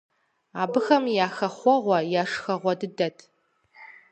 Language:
Kabardian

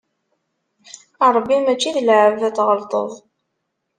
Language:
Kabyle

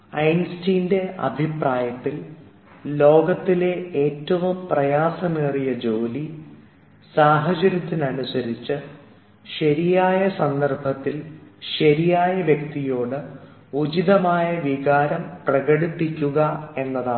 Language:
Malayalam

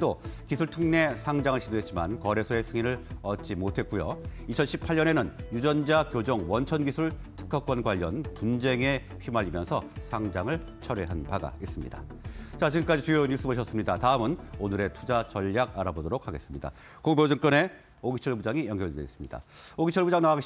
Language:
Korean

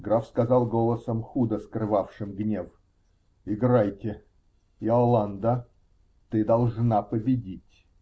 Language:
Russian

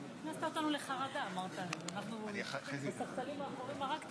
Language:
Hebrew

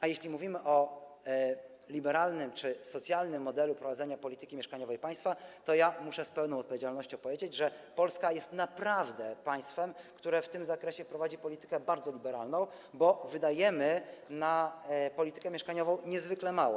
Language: Polish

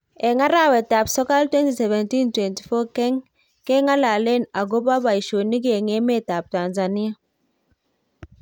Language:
Kalenjin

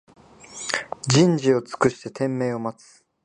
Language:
Japanese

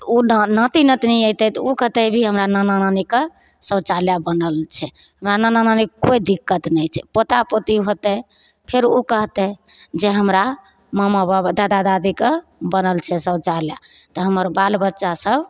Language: Maithili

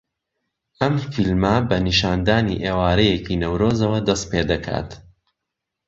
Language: Central Kurdish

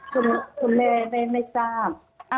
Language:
Thai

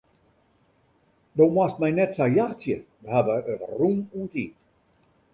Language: Western Frisian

